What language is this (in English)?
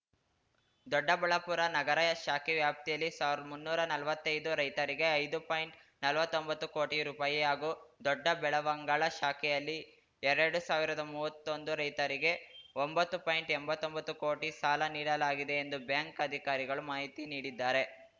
Kannada